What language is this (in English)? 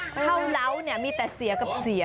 Thai